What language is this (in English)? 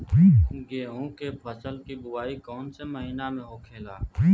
Bhojpuri